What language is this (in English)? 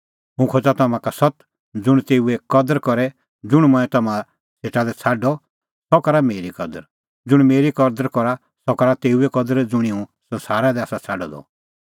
Kullu Pahari